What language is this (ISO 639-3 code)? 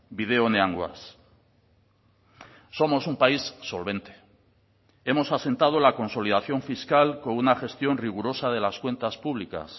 spa